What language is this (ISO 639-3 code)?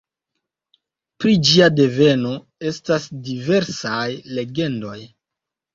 epo